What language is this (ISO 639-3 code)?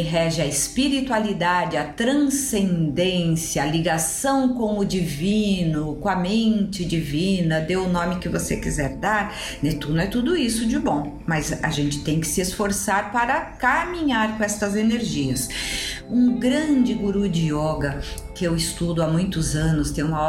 por